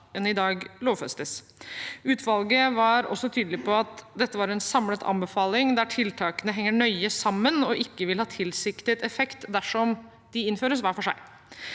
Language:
Norwegian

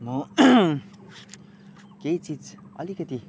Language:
Nepali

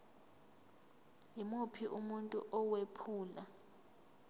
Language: Zulu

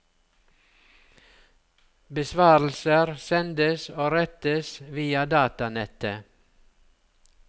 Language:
Norwegian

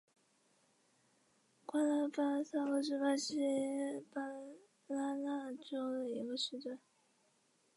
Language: Chinese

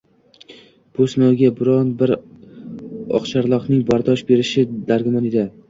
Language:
Uzbek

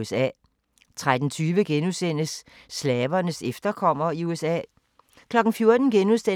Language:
Danish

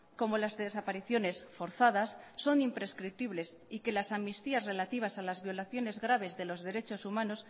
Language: Spanish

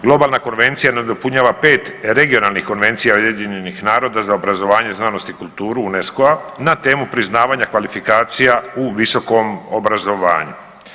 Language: Croatian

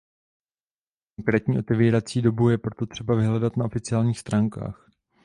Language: Czech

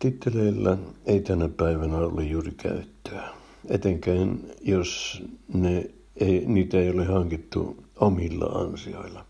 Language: Finnish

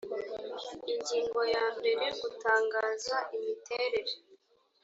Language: Kinyarwanda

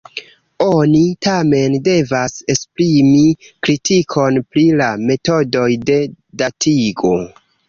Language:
Esperanto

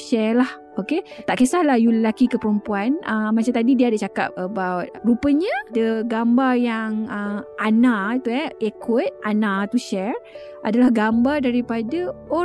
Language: Malay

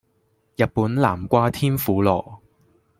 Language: Cantonese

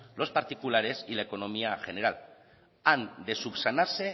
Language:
Spanish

